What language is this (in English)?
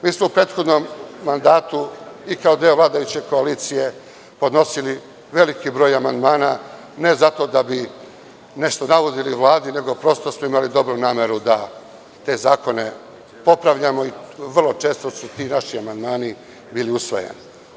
Serbian